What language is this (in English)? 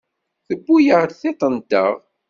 Kabyle